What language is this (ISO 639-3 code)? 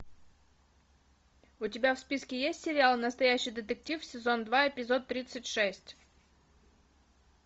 rus